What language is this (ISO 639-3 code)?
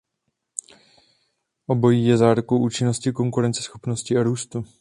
ces